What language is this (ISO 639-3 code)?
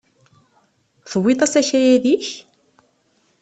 kab